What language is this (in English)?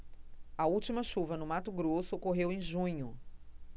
Portuguese